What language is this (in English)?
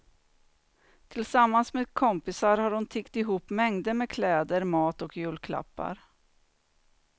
Swedish